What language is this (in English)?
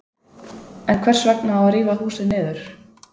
Icelandic